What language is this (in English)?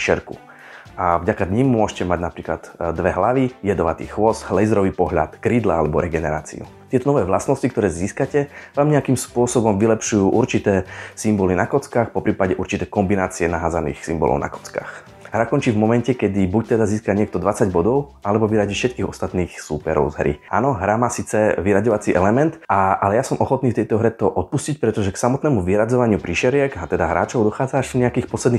Slovak